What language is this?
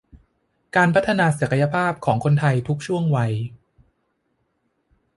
Thai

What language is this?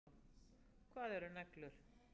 Icelandic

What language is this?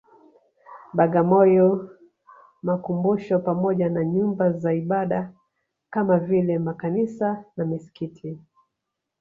Swahili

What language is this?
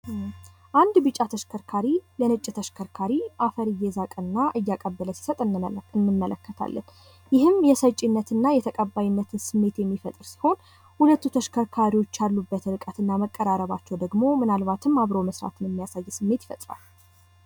Amharic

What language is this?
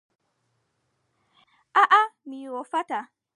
Adamawa Fulfulde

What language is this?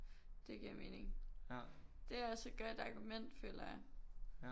Danish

